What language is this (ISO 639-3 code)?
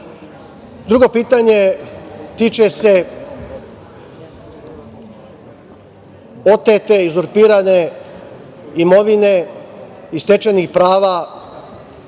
srp